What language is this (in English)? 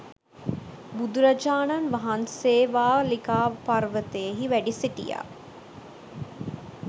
Sinhala